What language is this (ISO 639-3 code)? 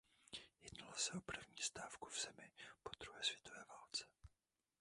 ces